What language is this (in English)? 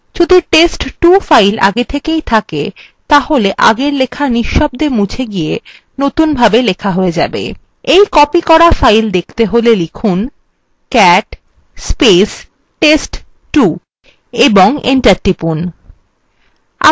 Bangla